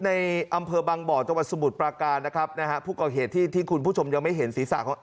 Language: Thai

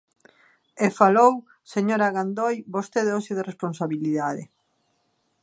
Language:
Galician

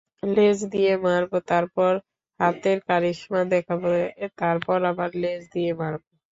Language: Bangla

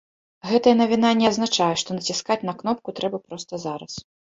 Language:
Belarusian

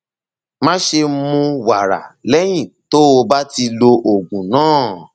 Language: Yoruba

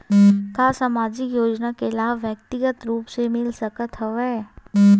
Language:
Chhattisgarhi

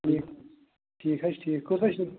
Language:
Kashmiri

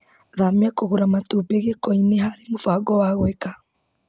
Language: Kikuyu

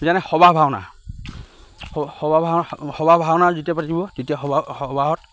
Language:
Assamese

